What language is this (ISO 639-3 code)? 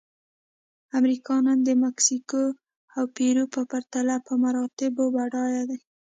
pus